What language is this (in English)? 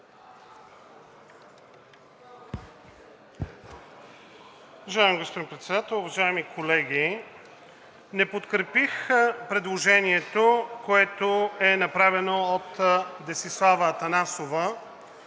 Bulgarian